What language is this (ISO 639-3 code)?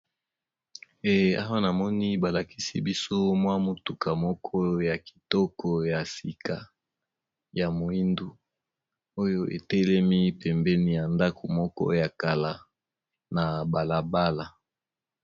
lin